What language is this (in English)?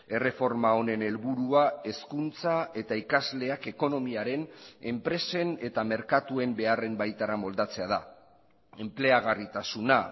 Basque